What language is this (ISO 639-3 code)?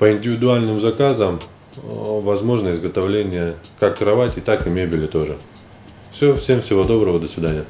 rus